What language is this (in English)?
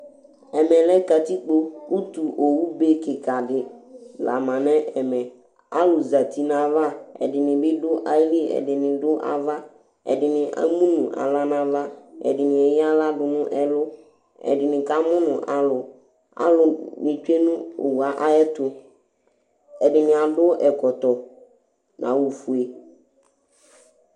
Ikposo